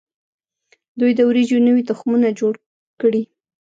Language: Pashto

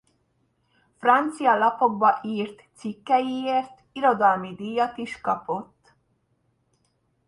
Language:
Hungarian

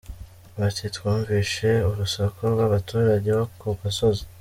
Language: Kinyarwanda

